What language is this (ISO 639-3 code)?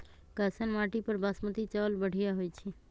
mag